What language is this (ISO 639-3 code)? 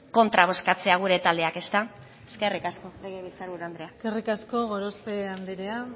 eus